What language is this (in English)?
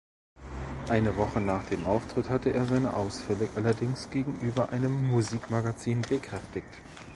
German